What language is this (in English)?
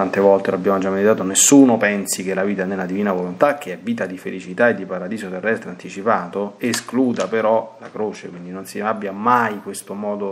Italian